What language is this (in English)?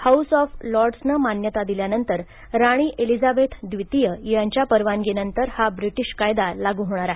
Marathi